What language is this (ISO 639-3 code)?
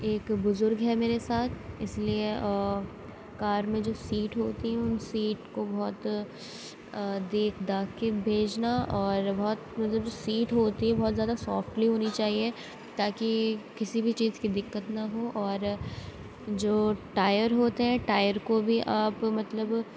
urd